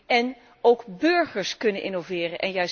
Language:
Dutch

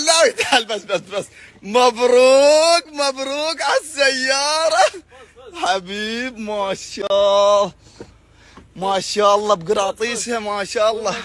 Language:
Arabic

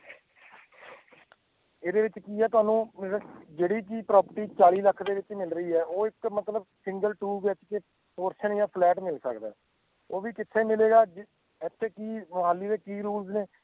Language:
Punjabi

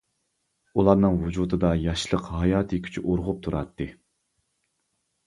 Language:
Uyghur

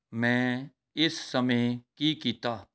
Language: Punjabi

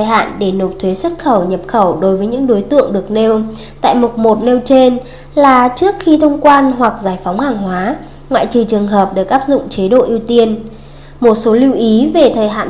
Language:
Vietnamese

